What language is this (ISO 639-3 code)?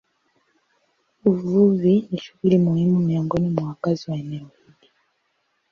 swa